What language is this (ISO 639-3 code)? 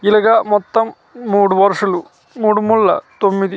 tel